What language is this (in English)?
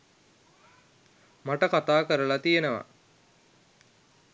Sinhala